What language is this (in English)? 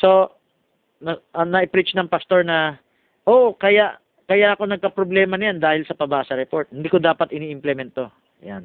Filipino